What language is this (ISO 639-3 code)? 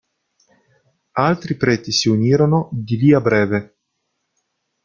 ita